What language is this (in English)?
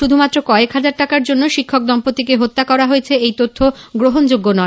Bangla